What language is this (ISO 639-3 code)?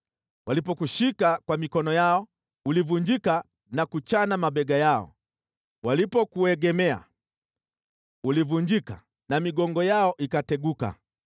swa